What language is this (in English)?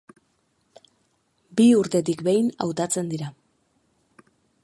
Basque